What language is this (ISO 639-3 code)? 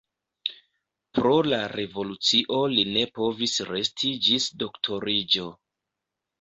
epo